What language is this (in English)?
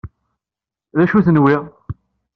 Kabyle